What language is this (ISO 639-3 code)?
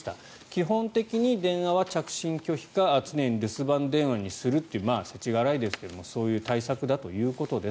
jpn